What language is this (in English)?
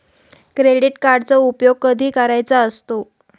Marathi